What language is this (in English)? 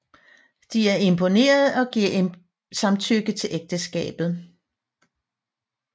Danish